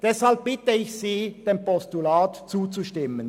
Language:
Swiss German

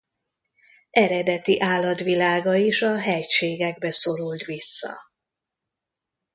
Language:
Hungarian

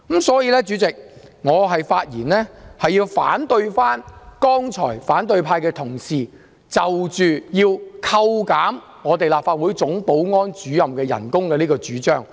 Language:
Cantonese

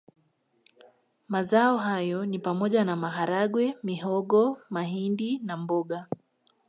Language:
Swahili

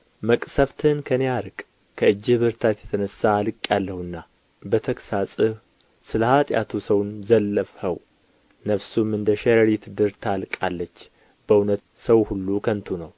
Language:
Amharic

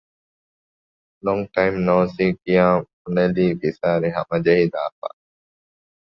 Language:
Divehi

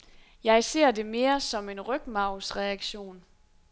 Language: Danish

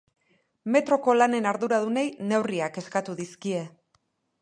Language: Basque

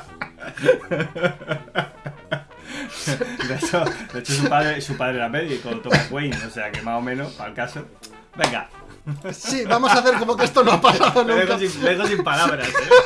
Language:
Spanish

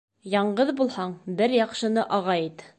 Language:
Bashkir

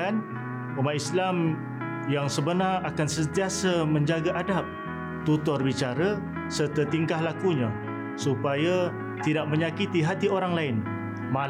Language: Malay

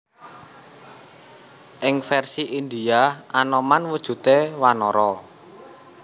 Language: Javanese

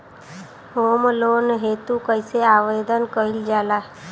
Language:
Bhojpuri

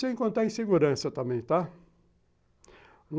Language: Portuguese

